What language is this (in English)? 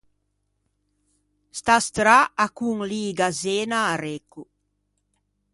Ligurian